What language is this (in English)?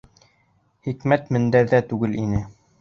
Bashkir